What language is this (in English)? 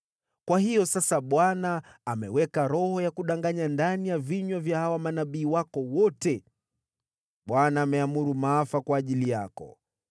Swahili